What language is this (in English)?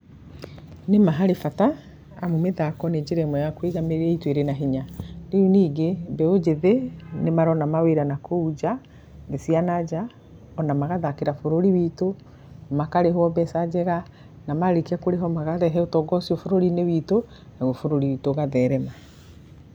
Kikuyu